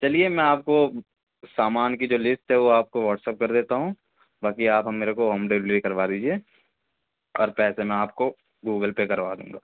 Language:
Urdu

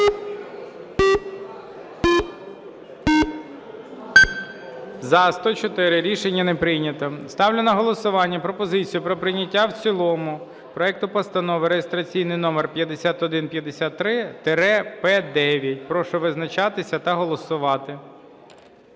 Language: Ukrainian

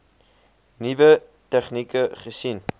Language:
Afrikaans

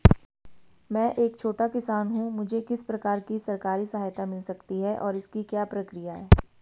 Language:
Hindi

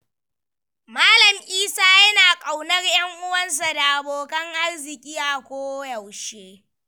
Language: Hausa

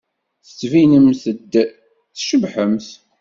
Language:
Kabyle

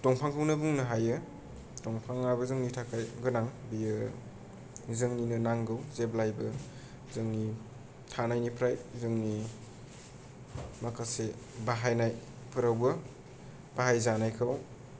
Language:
Bodo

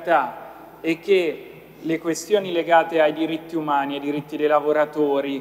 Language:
Italian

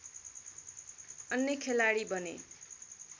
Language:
Nepali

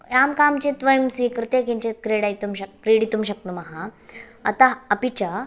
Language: Sanskrit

